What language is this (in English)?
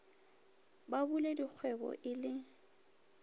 Northern Sotho